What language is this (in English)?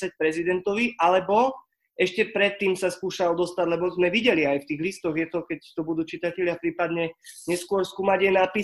Slovak